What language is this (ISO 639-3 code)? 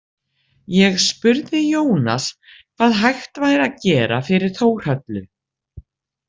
isl